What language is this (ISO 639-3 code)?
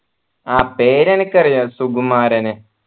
mal